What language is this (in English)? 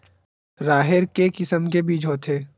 Chhattisgarhi